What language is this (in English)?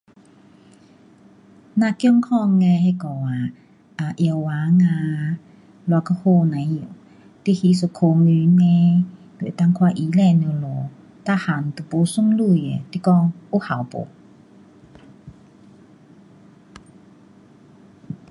Pu-Xian Chinese